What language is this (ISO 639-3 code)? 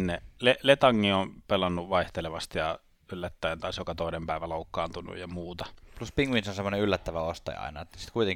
fin